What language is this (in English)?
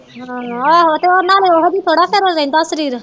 Punjabi